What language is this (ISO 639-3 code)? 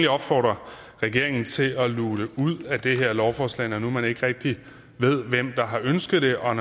dan